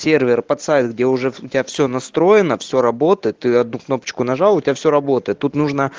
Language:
Russian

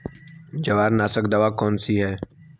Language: Hindi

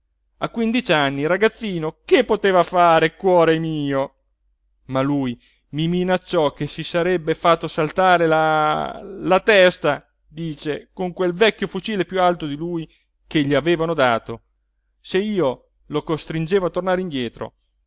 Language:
Italian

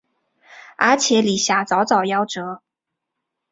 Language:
Chinese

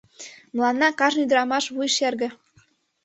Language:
Mari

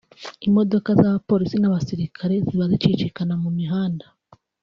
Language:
Kinyarwanda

